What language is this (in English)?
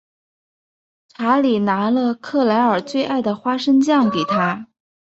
Chinese